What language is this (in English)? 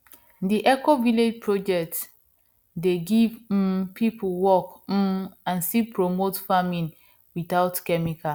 Nigerian Pidgin